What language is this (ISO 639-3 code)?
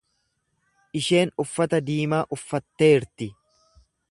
orm